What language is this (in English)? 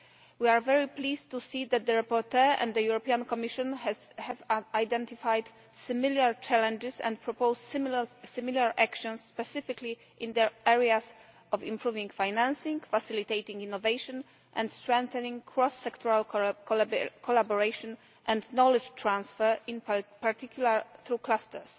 English